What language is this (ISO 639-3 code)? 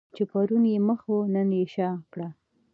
pus